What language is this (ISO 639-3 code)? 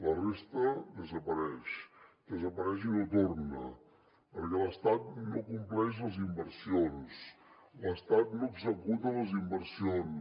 cat